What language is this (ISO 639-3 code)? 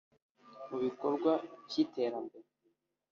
kin